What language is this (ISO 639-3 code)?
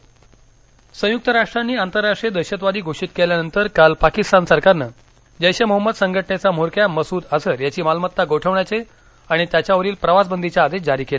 mar